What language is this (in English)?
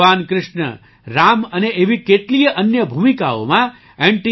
Gujarati